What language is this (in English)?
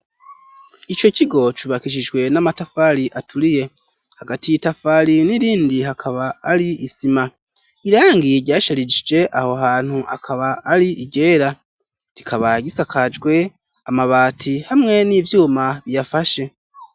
Rundi